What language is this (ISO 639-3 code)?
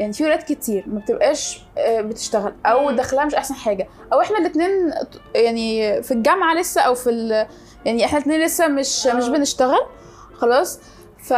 ara